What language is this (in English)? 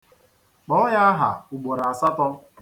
Igbo